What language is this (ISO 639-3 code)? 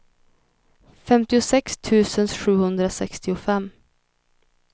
swe